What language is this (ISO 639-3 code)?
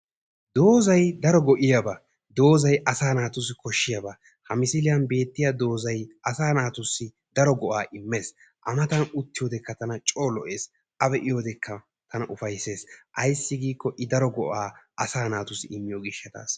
wal